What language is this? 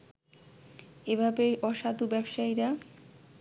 Bangla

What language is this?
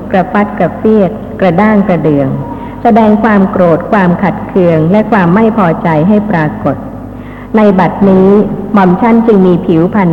Thai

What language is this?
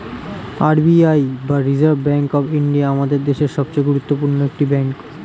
Bangla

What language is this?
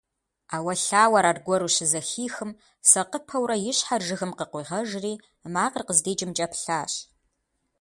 Kabardian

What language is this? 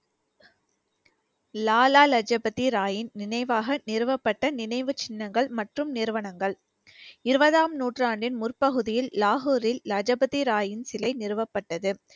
Tamil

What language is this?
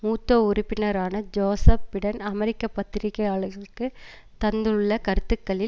Tamil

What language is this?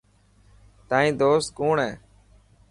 Dhatki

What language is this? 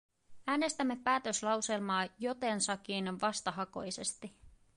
Finnish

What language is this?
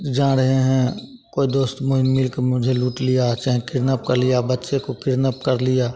Hindi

